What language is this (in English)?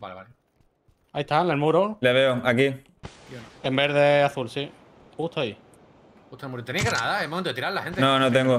Spanish